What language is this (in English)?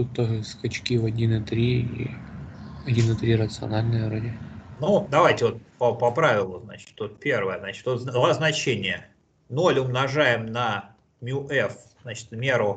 Russian